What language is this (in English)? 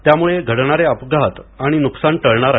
Marathi